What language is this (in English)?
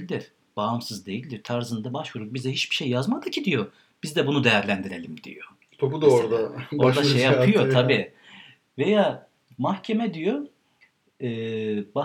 Turkish